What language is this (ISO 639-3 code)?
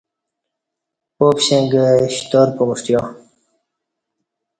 bsh